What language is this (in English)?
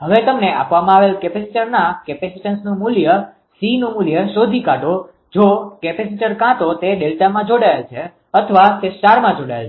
Gujarati